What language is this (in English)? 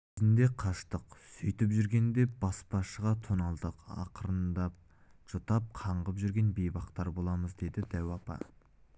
Kazakh